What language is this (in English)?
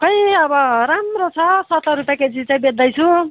Nepali